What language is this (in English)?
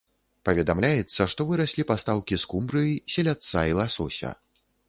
Belarusian